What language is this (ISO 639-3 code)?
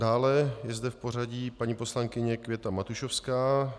ces